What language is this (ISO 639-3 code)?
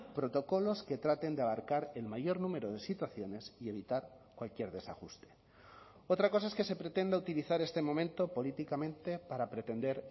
spa